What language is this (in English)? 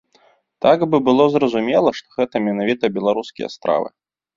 Belarusian